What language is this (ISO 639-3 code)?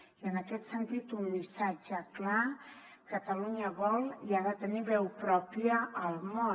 cat